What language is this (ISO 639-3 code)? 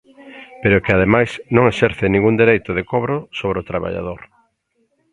glg